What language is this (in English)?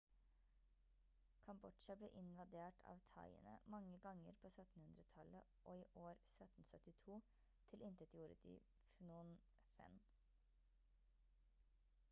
Norwegian Bokmål